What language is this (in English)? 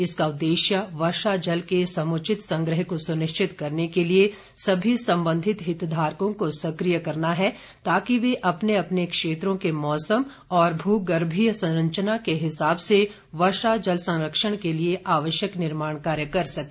Hindi